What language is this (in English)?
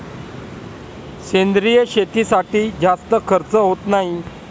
Marathi